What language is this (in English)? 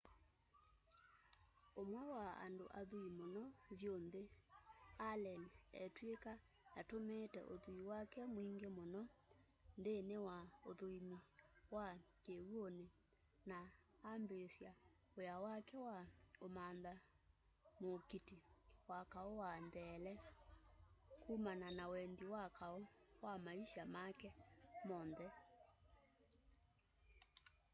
Kamba